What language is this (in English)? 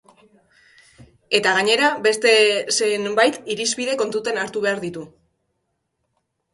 Basque